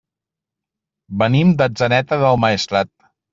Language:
Catalan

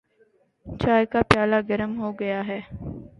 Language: Urdu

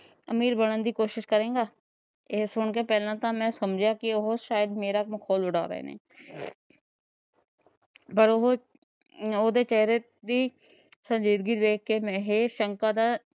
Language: Punjabi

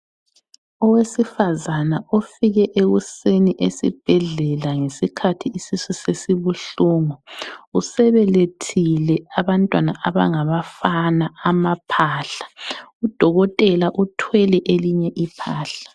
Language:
North Ndebele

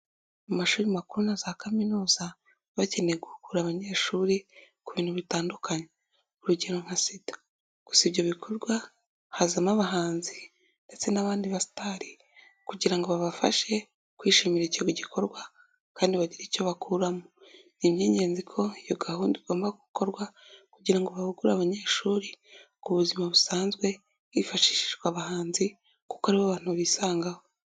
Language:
Kinyarwanda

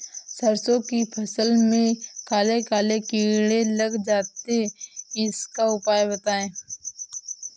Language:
Hindi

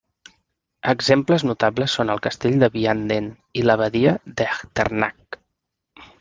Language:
Catalan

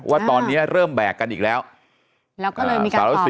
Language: Thai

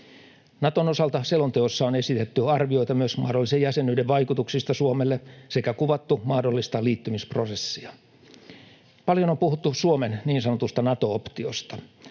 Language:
Finnish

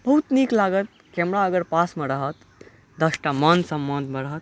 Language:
Maithili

